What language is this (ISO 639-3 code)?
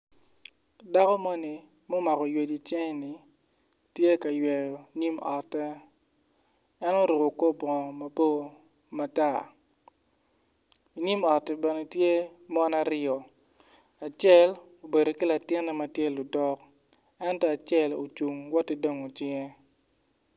ach